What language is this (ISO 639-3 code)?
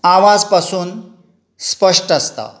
kok